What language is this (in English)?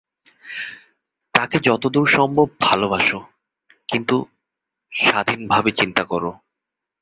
Bangla